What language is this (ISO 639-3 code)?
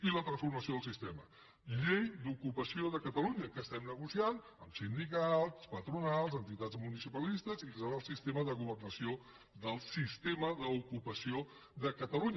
cat